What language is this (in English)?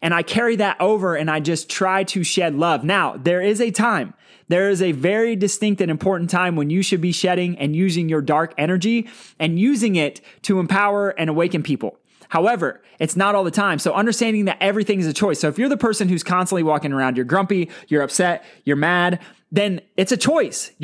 English